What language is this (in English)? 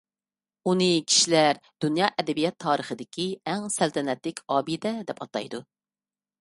Uyghur